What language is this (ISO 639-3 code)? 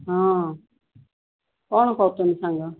ori